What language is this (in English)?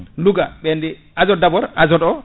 Fula